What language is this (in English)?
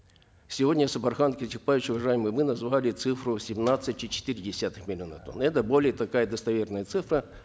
Kazakh